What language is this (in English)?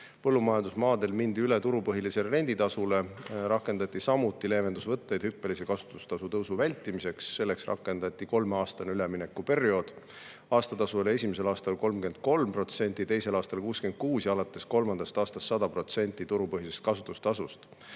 Estonian